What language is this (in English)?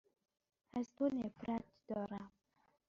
Persian